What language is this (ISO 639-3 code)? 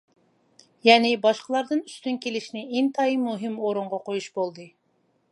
uig